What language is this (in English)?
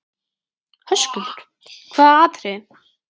Icelandic